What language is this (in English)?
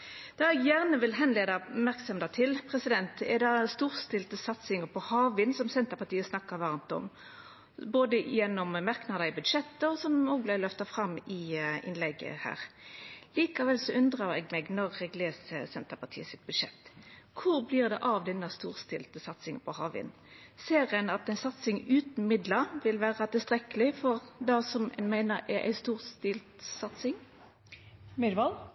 Norwegian Nynorsk